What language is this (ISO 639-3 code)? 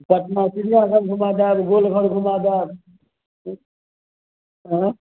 mai